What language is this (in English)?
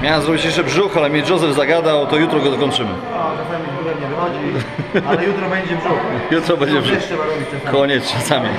Polish